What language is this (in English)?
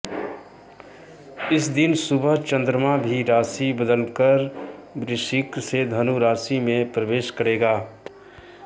Hindi